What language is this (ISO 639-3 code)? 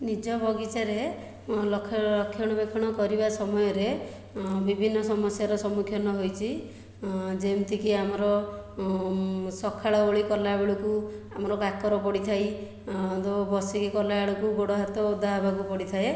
ori